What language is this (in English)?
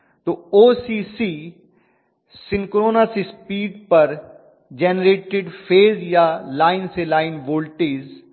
Hindi